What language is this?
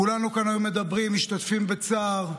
Hebrew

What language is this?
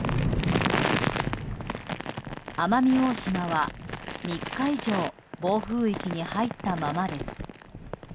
Japanese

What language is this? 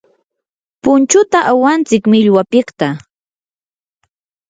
Yanahuanca Pasco Quechua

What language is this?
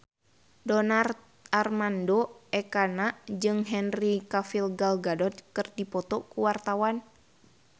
Sundanese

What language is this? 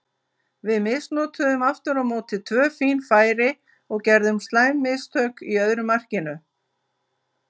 Icelandic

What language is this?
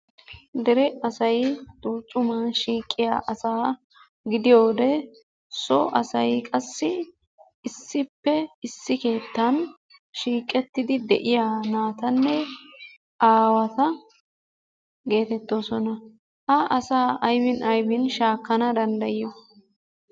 Wolaytta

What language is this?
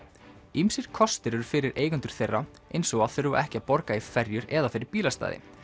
Icelandic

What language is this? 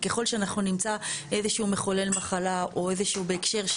Hebrew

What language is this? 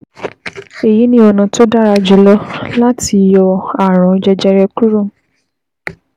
Yoruba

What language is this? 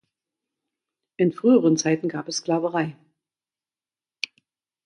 German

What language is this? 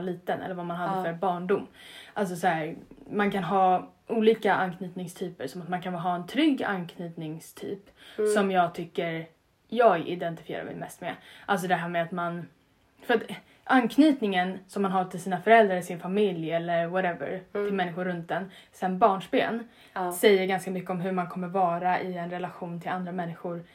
Swedish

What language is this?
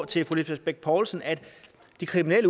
Danish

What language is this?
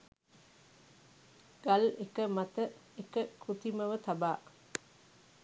Sinhala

